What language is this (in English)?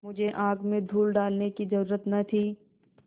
Hindi